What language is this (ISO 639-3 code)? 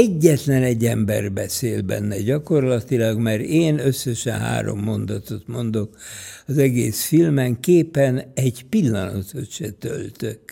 hun